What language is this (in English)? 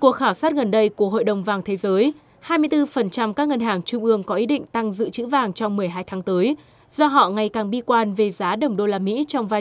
Vietnamese